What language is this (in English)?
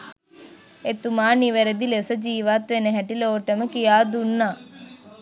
Sinhala